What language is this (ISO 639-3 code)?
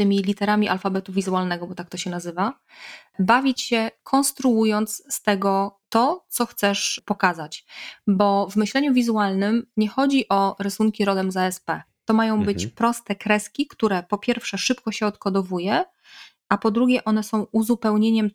pol